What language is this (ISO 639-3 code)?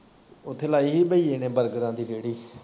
pan